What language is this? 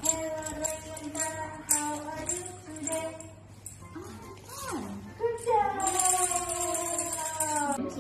Indonesian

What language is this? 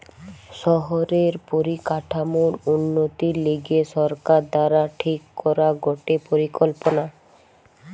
Bangla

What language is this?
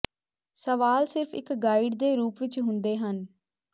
Punjabi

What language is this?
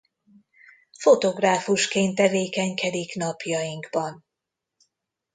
Hungarian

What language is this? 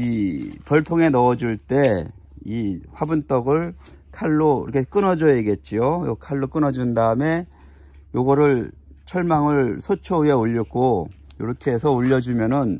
Korean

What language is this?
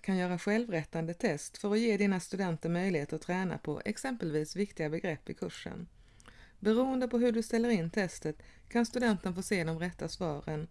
Swedish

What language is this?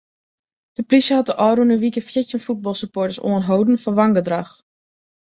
Western Frisian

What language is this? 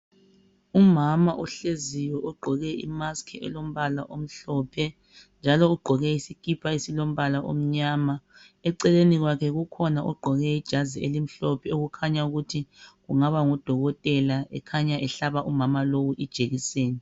North Ndebele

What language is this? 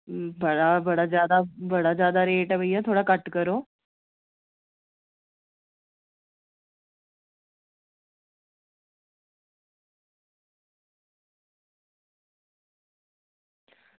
Dogri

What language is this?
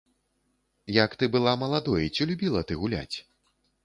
Belarusian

